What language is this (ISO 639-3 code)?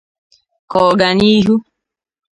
ibo